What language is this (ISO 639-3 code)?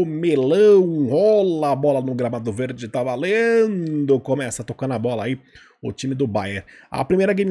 por